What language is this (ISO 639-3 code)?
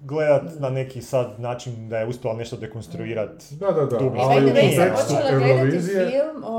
hrv